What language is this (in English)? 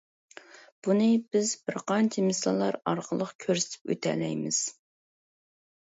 Uyghur